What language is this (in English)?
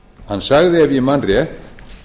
Icelandic